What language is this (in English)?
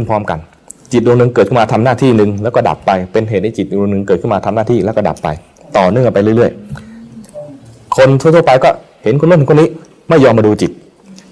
Thai